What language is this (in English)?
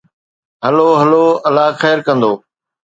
Sindhi